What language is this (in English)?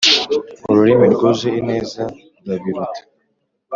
Kinyarwanda